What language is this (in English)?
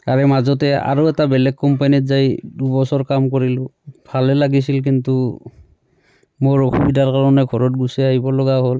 Assamese